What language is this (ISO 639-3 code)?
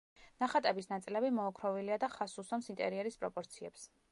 kat